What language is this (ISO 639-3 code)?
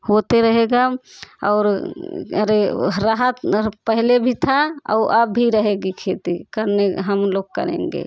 hin